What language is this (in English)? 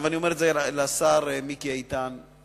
Hebrew